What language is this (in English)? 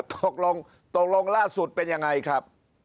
Thai